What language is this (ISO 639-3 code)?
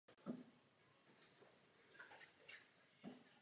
ces